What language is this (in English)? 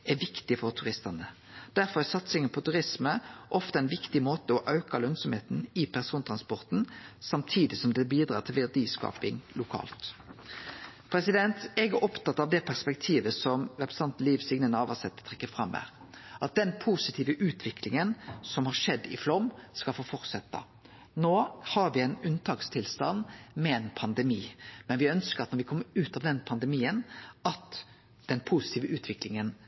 Norwegian Nynorsk